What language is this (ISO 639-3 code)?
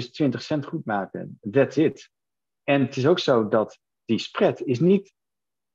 nld